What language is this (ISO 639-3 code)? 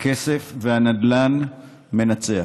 heb